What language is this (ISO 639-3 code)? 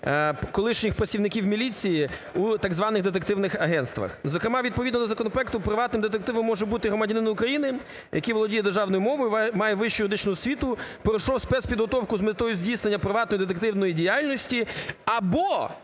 ukr